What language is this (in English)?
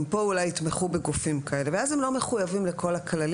Hebrew